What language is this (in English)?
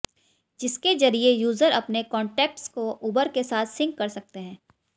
Hindi